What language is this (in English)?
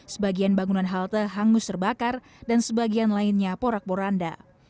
Indonesian